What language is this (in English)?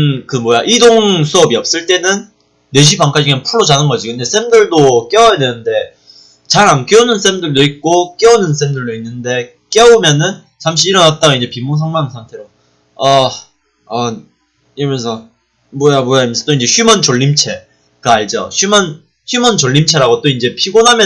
Korean